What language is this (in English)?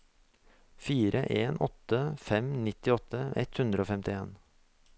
Norwegian